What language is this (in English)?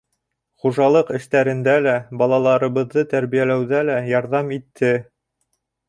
Bashkir